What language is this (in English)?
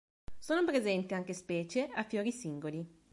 Italian